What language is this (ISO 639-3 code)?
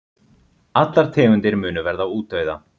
isl